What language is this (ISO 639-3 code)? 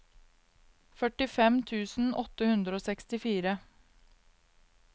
nor